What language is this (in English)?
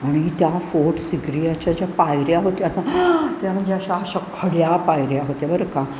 Marathi